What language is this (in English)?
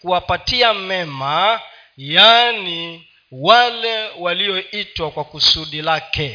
Swahili